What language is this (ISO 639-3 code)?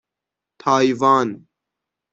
fas